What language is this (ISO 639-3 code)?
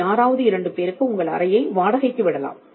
tam